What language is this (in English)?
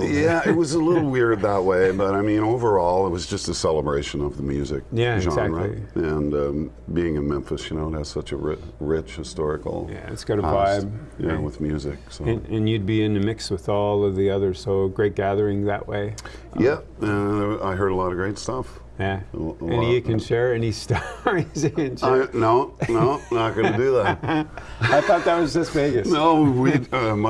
English